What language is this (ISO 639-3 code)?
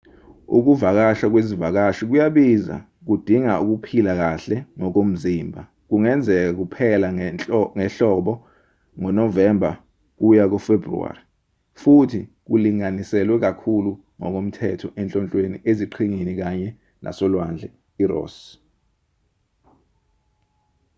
zul